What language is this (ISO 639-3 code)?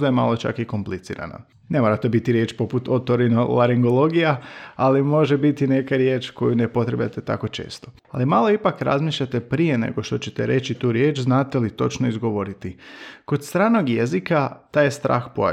hrv